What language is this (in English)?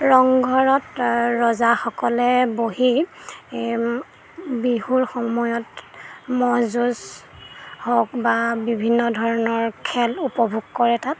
Assamese